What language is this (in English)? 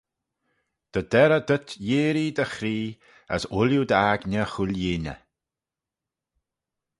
Manx